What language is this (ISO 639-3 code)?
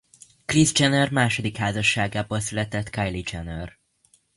hun